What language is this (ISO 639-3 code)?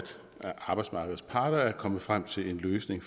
dan